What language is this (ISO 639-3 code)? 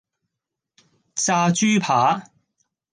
yue